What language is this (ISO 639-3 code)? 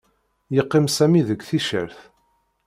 kab